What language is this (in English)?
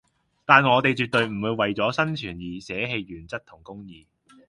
Cantonese